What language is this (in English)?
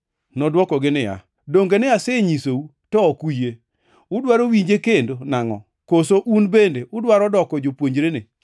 Luo (Kenya and Tanzania)